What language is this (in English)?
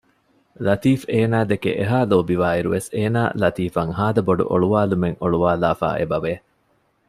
Divehi